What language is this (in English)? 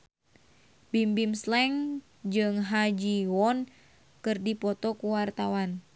Sundanese